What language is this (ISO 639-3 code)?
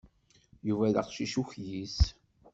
kab